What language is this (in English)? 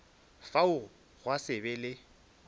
Northern Sotho